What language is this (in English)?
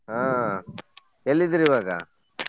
Kannada